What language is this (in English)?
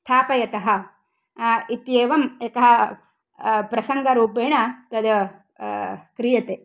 Sanskrit